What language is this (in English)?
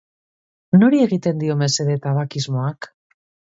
Basque